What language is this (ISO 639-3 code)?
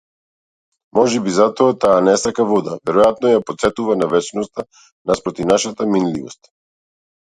mkd